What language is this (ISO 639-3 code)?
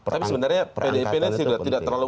ind